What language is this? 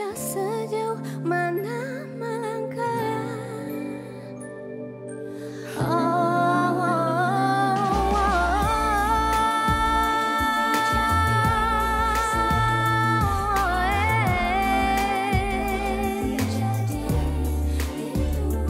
Indonesian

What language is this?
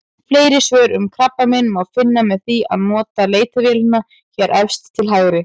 Icelandic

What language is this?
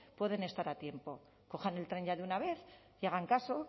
Spanish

